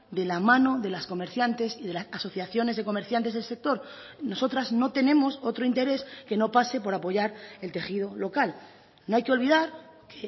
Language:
Spanish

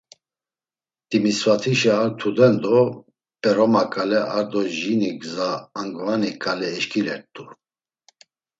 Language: Laz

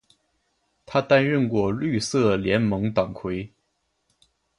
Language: Chinese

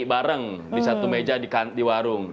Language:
Indonesian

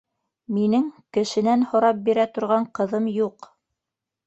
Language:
Bashkir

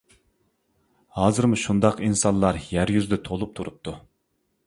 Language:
Uyghur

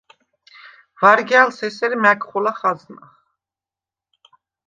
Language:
Svan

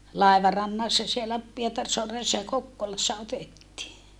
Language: Finnish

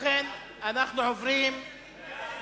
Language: Hebrew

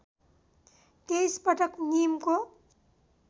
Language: Nepali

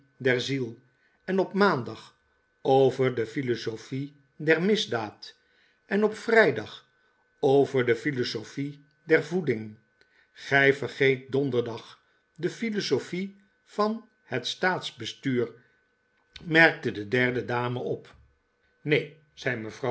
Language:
Dutch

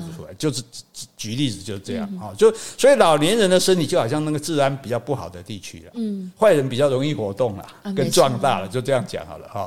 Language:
Chinese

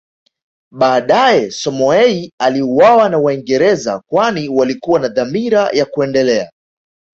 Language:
Swahili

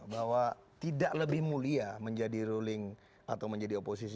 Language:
Indonesian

